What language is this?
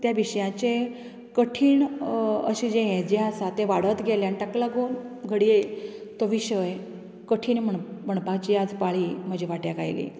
Konkani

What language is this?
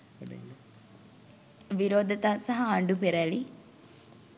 Sinhala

